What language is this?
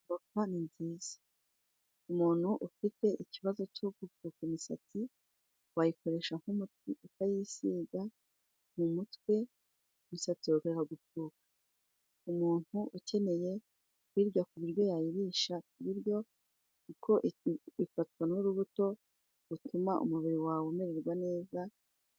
Kinyarwanda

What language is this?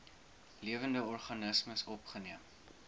Afrikaans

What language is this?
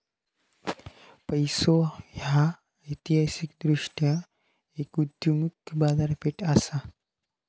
Marathi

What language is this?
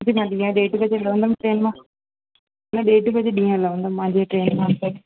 Sindhi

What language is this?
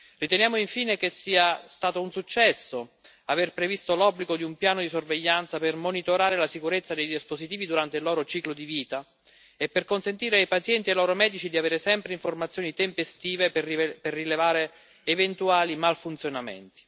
Italian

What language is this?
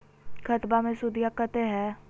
Magahi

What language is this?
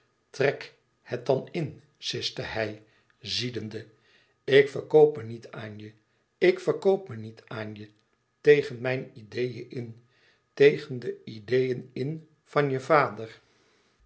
Dutch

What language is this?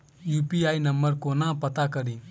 Maithili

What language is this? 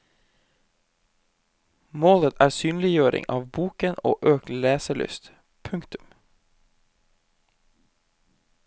Norwegian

